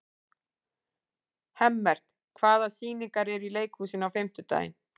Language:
Icelandic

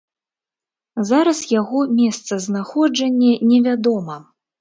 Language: Belarusian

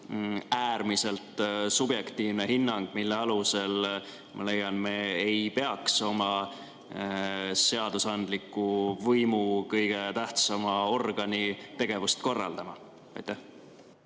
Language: Estonian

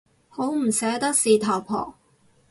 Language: Cantonese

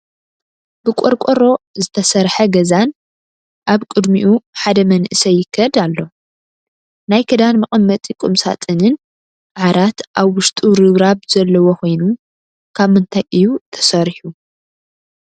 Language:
Tigrinya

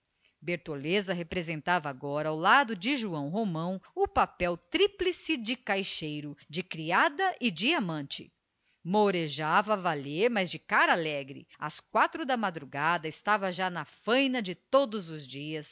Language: Portuguese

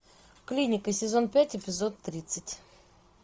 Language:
Russian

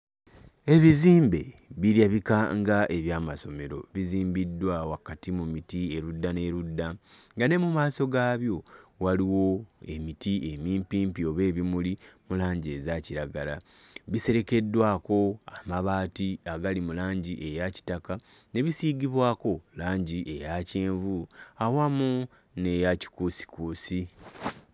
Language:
Ganda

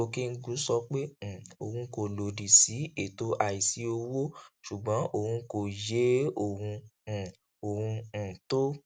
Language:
Yoruba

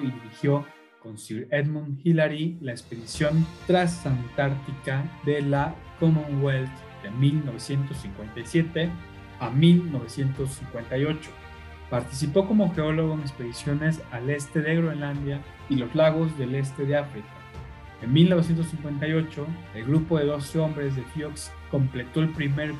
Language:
Spanish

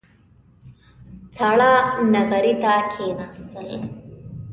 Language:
Pashto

